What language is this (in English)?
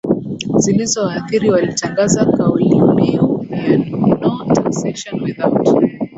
Swahili